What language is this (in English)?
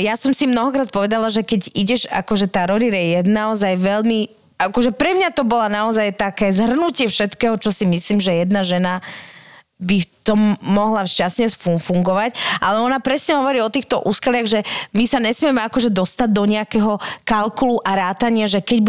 Slovak